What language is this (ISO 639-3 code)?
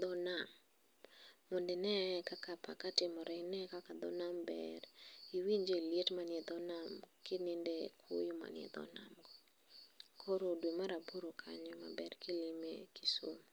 luo